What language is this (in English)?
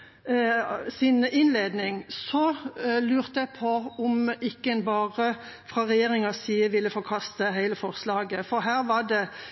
Norwegian Bokmål